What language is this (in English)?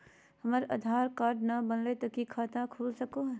Magahi